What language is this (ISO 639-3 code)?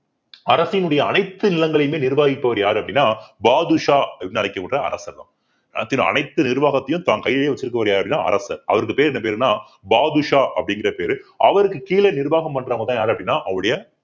tam